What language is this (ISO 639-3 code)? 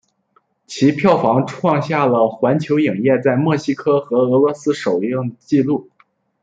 zho